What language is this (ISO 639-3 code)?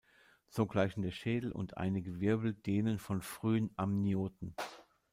deu